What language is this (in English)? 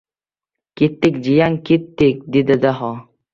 Uzbek